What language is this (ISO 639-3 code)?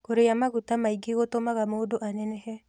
kik